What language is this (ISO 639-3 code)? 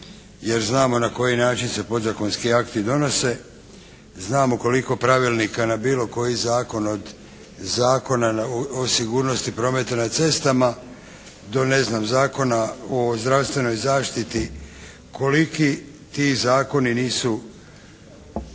hrv